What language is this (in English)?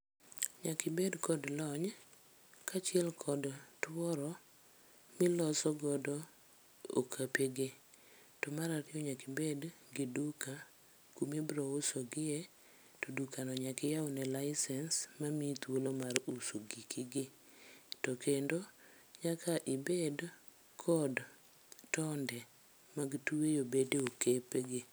Luo (Kenya and Tanzania)